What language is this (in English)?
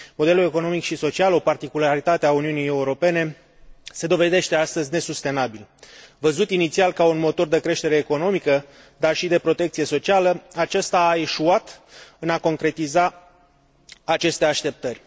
Romanian